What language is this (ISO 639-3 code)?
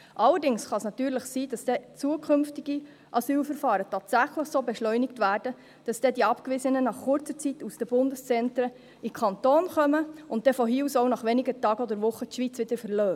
gsw